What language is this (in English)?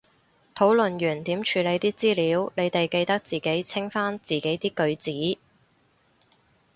Cantonese